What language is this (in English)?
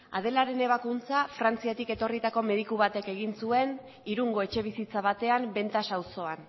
Basque